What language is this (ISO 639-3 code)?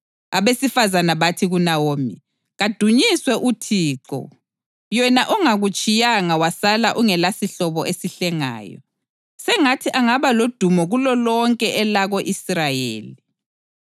nde